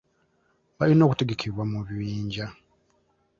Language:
Ganda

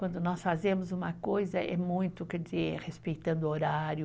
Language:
Portuguese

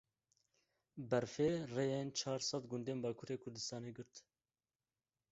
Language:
Kurdish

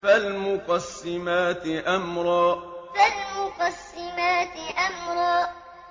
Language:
Arabic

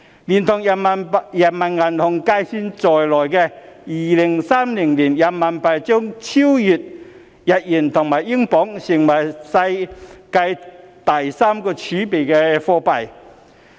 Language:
Cantonese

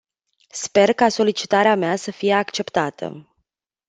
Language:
Romanian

